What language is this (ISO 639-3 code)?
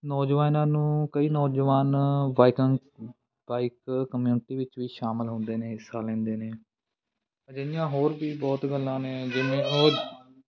pan